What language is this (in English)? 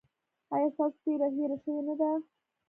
Pashto